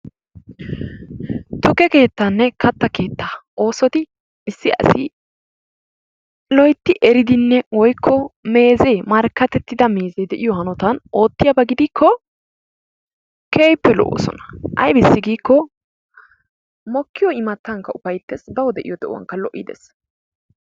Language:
Wolaytta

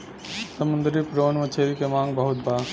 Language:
Bhojpuri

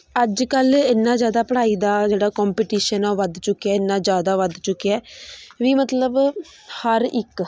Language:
Punjabi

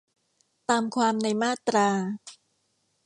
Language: Thai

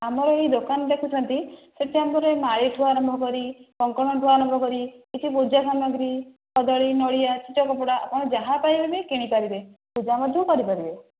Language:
Odia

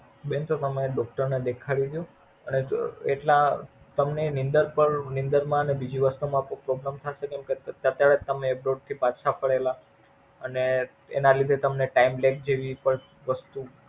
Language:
Gujarati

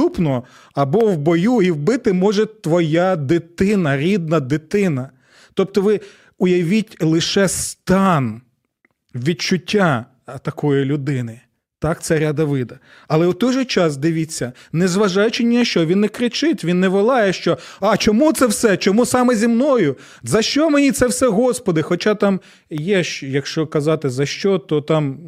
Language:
Ukrainian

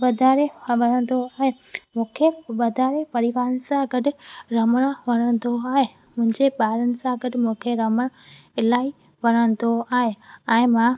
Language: Sindhi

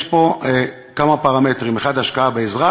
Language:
Hebrew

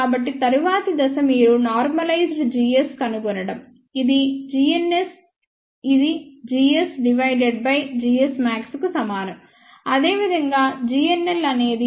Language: Telugu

